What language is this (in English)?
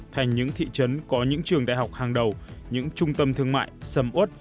Vietnamese